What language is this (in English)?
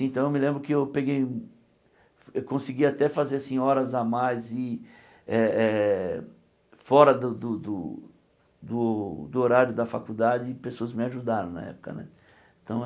Portuguese